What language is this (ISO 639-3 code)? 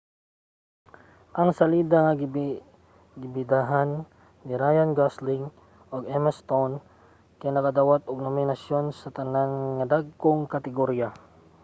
ceb